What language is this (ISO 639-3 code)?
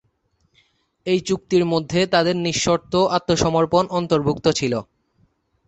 ben